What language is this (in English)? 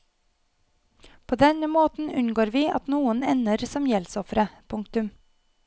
Norwegian